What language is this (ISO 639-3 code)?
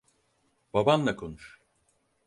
tur